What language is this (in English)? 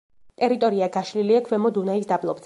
Georgian